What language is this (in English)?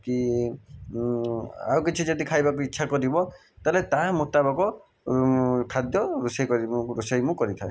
Odia